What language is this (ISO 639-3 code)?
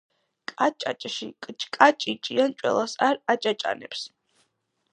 kat